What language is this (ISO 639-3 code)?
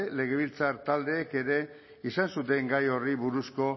eus